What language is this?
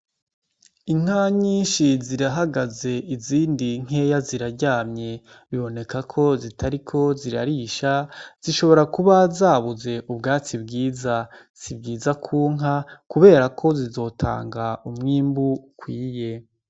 Rundi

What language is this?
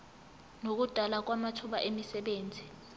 Zulu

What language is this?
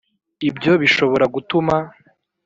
Kinyarwanda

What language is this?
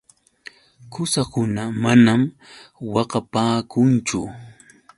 Yauyos Quechua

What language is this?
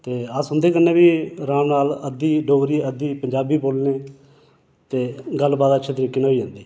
Dogri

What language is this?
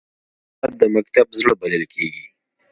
Pashto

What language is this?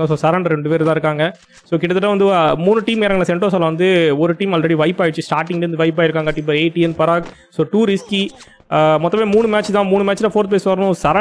Romanian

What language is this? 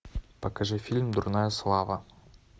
Russian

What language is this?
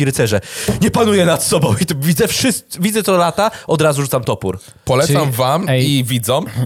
Polish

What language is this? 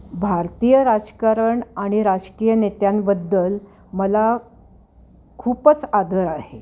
Marathi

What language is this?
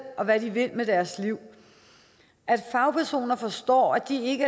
Danish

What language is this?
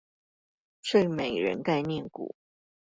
Chinese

